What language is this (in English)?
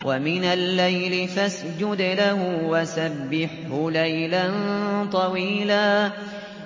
Arabic